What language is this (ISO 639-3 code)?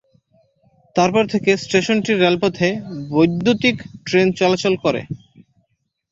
ben